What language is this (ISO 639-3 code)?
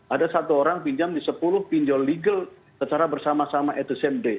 ind